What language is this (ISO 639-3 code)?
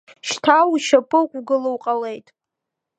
abk